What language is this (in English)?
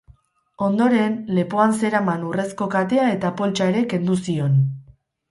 Basque